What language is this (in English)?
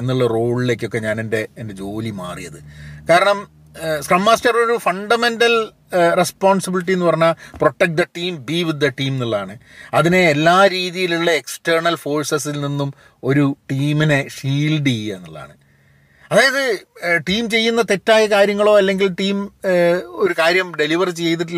Malayalam